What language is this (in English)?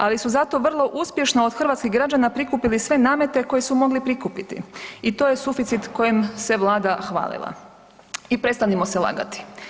Croatian